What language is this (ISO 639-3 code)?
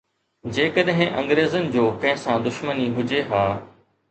snd